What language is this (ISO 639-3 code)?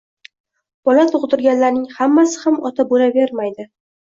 uzb